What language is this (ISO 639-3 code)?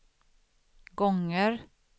swe